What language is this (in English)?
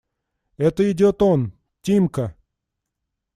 Russian